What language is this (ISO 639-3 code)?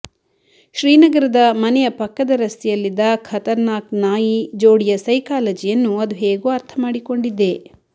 kan